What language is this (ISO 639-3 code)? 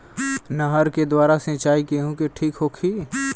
bho